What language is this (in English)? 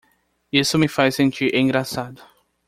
Portuguese